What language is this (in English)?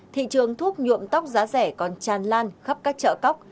Vietnamese